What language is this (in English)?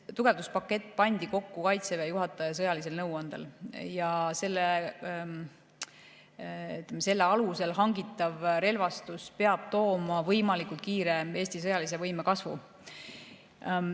Estonian